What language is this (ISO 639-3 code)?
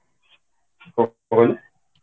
ori